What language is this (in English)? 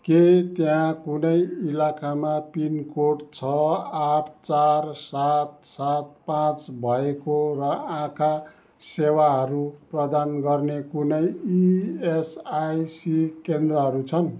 Nepali